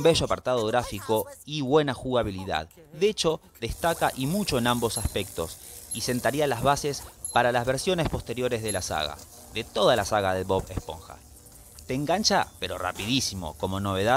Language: Spanish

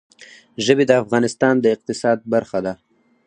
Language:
Pashto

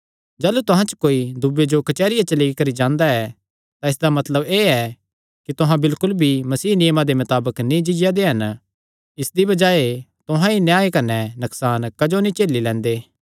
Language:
Kangri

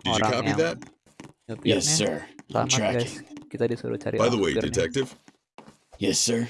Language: Indonesian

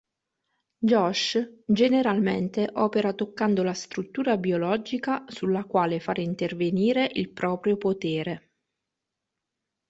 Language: Italian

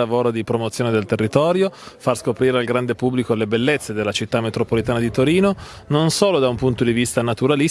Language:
Italian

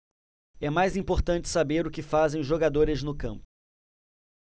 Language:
Portuguese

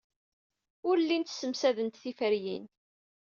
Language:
Kabyle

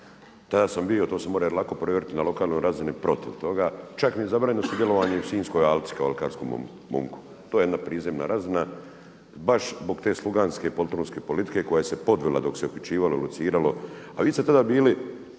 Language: Croatian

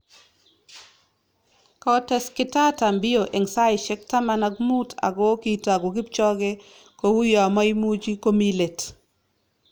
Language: Kalenjin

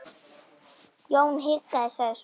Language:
Icelandic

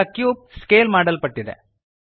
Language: Kannada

